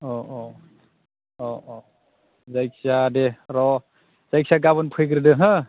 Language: Bodo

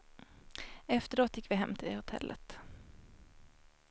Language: Swedish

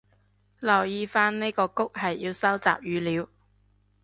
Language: Cantonese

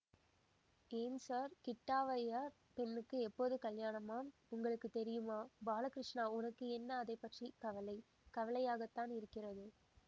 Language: Tamil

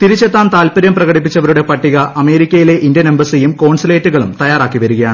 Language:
Malayalam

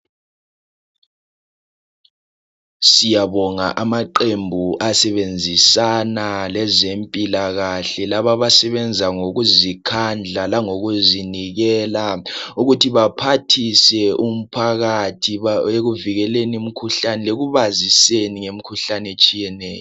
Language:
North Ndebele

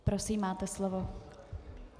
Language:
Czech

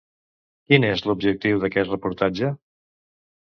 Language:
Catalan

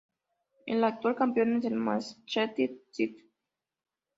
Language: Spanish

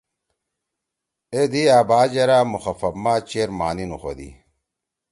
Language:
Torwali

